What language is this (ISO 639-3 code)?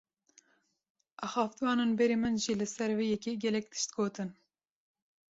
kur